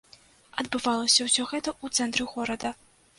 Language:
Belarusian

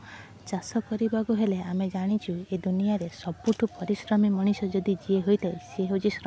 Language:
Odia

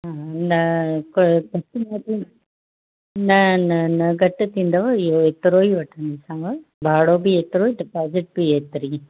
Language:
Sindhi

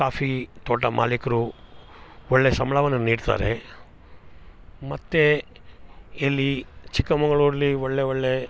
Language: Kannada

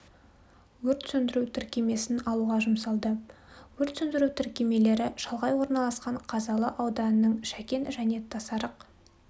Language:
Kazakh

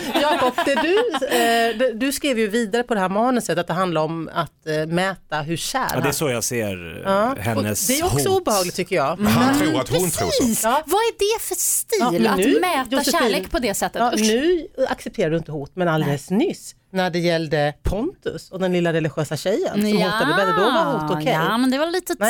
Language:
Swedish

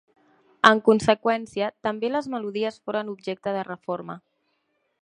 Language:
Catalan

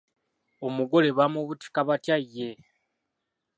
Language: Ganda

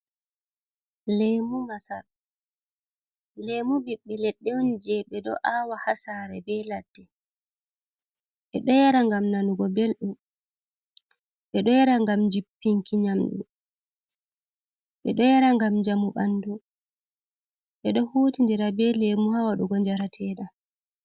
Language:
Fula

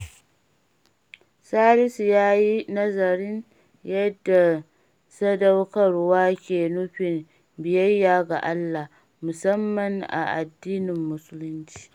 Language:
Hausa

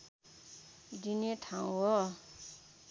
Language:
Nepali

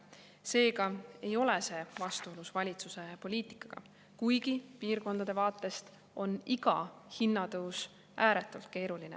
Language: Estonian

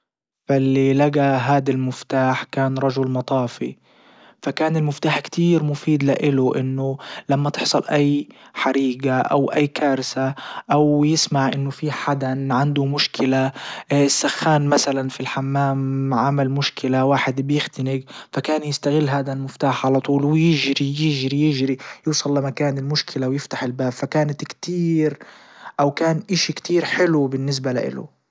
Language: Libyan Arabic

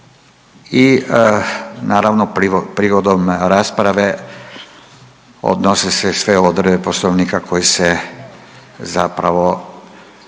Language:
Croatian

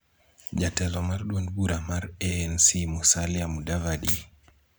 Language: Luo (Kenya and Tanzania)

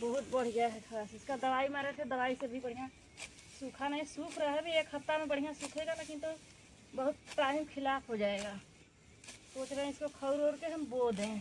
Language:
Hindi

